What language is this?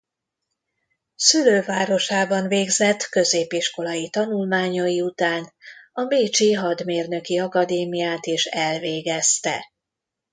Hungarian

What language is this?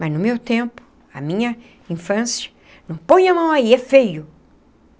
Portuguese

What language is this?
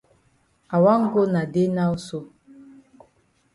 Cameroon Pidgin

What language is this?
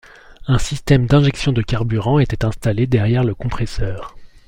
French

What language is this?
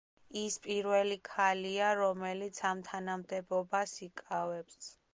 Georgian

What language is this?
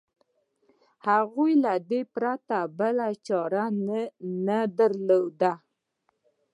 Pashto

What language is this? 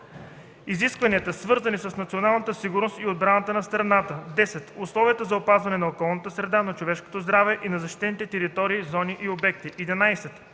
Bulgarian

